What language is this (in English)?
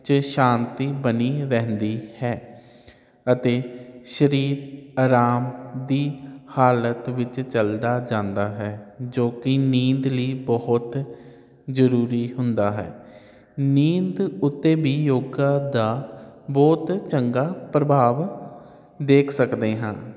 Punjabi